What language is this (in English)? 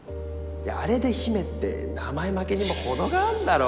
Japanese